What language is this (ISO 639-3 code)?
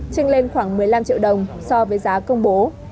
vie